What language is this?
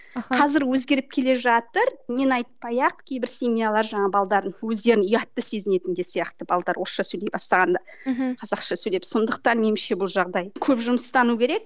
Kazakh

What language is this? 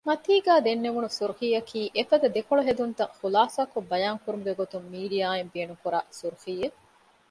Divehi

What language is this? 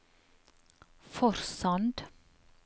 Norwegian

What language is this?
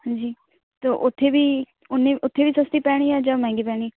Punjabi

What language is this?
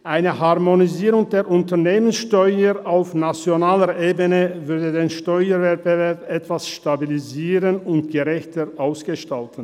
Swiss German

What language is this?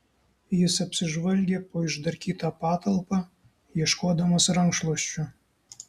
Lithuanian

